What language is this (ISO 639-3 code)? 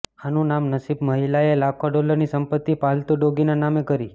guj